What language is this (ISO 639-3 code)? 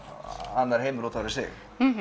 isl